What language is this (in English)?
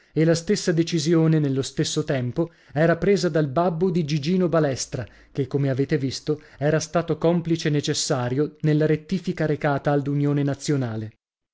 Italian